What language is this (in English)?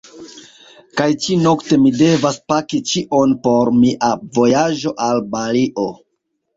Esperanto